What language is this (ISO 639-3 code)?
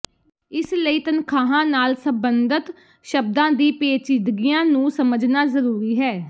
pan